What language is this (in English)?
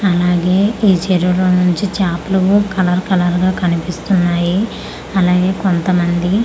Telugu